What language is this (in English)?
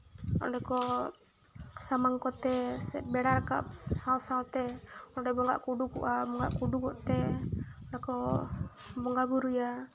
Santali